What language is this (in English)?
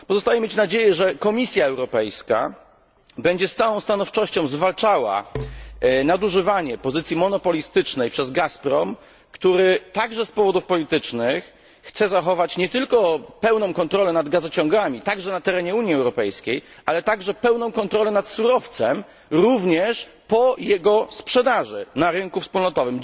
Polish